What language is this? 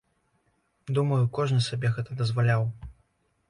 Belarusian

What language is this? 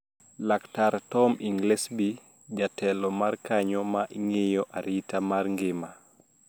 Luo (Kenya and Tanzania)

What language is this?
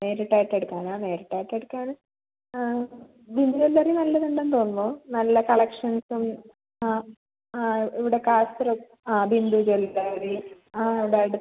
Malayalam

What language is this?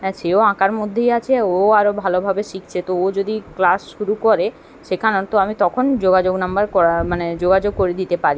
Bangla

